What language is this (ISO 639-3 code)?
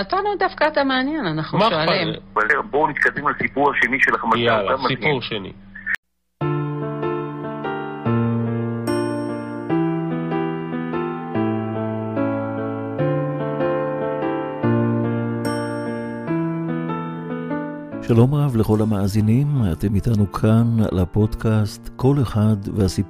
heb